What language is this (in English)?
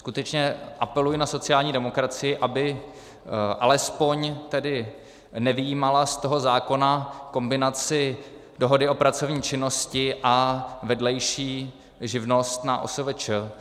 Czech